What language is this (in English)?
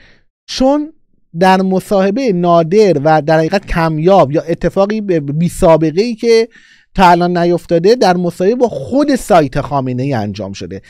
Persian